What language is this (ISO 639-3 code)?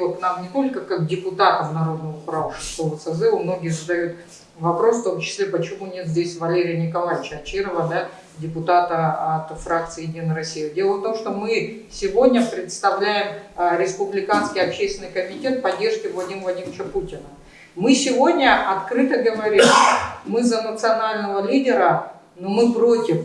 rus